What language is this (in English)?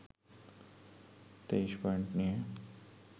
Bangla